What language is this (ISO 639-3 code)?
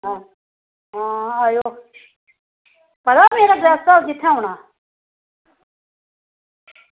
doi